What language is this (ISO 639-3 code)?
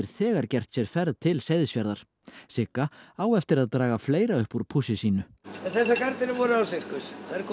isl